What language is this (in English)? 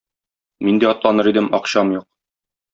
Tatar